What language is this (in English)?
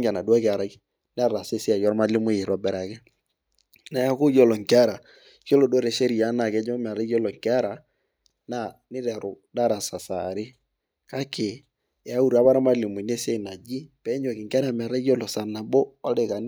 Masai